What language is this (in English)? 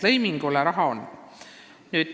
Estonian